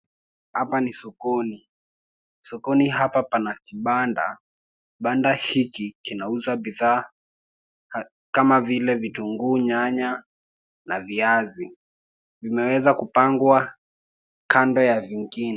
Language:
Swahili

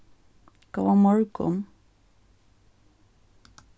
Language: Faroese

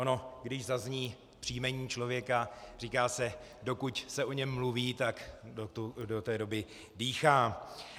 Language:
Czech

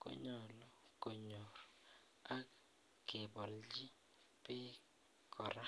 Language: Kalenjin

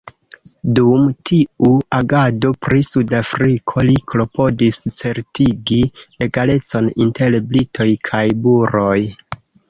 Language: Esperanto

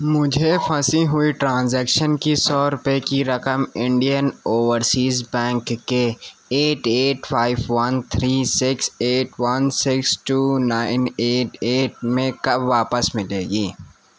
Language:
Urdu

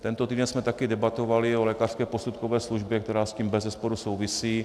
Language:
Czech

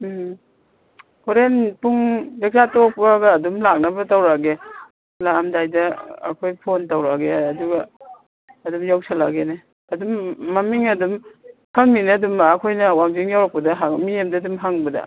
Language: Manipuri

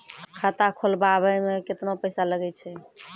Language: Maithili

